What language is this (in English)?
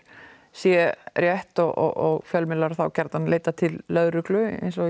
Icelandic